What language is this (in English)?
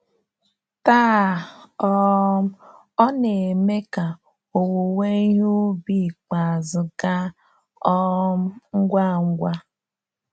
Igbo